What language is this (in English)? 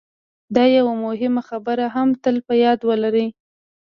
Pashto